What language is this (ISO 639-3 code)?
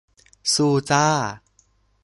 tha